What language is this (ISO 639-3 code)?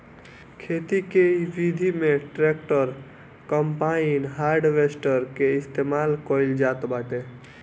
bho